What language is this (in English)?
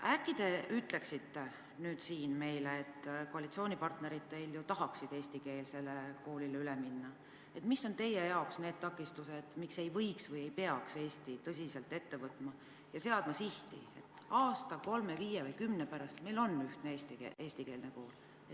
Estonian